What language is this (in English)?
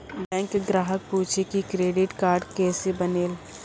Maithili